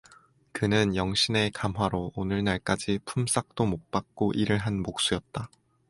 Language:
Korean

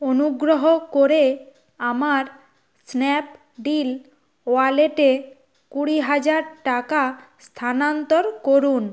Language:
Bangla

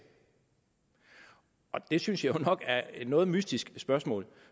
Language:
Danish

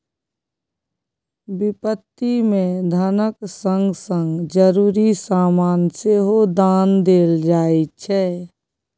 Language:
Maithili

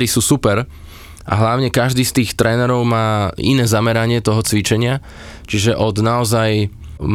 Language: Slovak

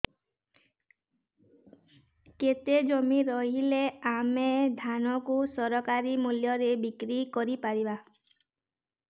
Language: Odia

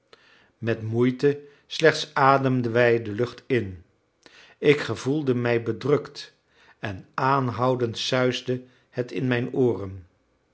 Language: Dutch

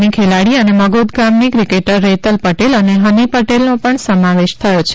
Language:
Gujarati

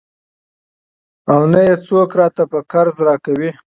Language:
Pashto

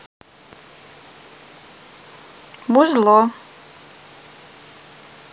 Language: Russian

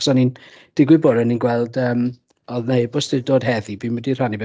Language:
Welsh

